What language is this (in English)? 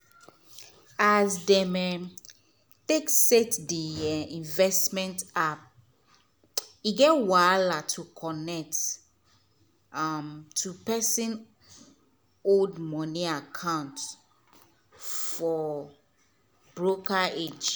Nigerian Pidgin